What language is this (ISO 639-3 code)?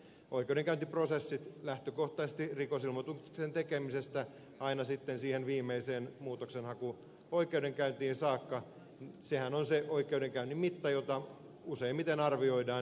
fin